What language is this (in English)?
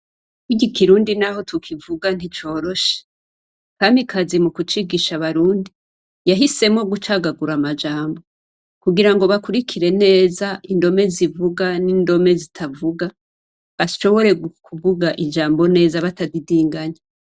Rundi